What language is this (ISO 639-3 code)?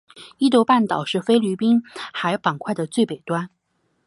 zho